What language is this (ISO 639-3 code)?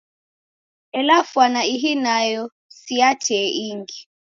dav